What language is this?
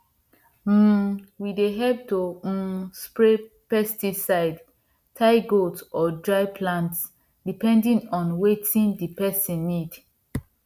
Nigerian Pidgin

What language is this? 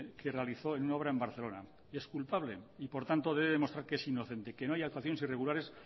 Spanish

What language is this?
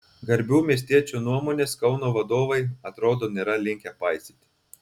Lithuanian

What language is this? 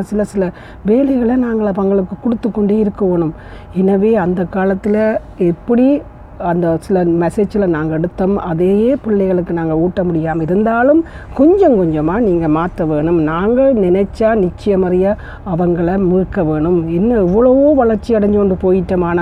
Tamil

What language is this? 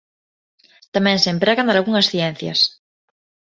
Galician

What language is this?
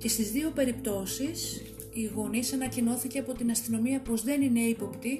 Greek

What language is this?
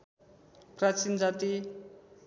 Nepali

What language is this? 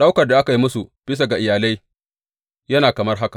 Hausa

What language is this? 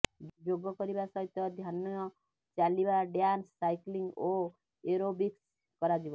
Odia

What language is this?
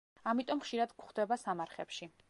Georgian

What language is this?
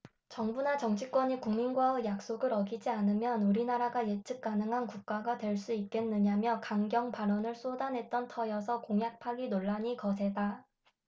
Korean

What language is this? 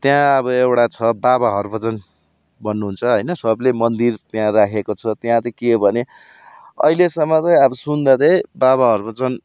Nepali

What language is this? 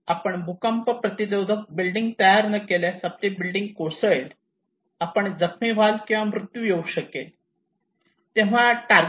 Marathi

